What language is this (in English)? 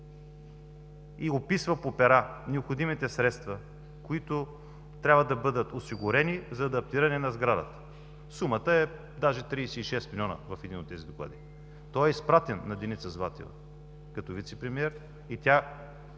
Bulgarian